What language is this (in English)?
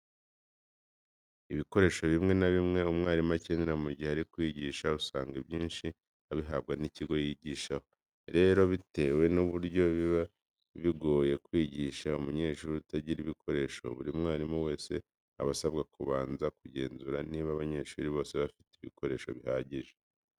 Kinyarwanda